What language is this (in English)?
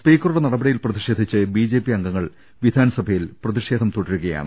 Malayalam